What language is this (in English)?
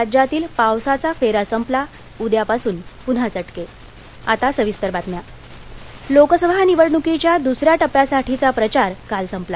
Marathi